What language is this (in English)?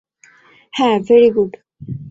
Bangla